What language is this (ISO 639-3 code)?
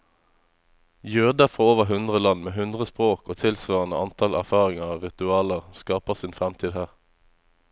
nor